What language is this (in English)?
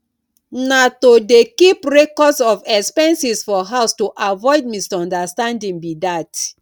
Nigerian Pidgin